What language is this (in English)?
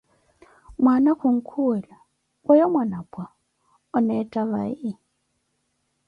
Koti